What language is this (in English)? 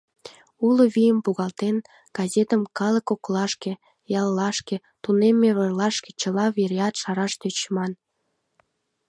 Mari